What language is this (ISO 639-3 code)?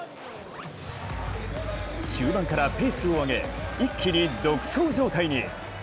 jpn